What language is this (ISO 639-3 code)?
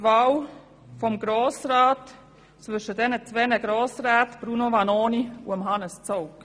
gsw